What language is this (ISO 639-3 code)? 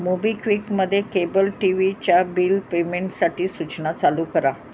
mar